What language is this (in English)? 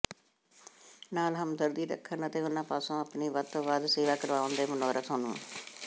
Punjabi